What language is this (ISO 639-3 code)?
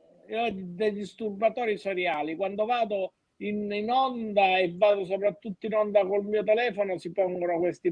ita